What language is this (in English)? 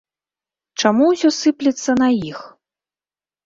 Belarusian